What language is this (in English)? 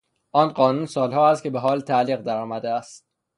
Persian